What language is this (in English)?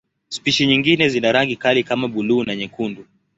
Swahili